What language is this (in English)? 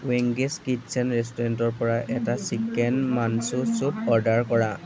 Assamese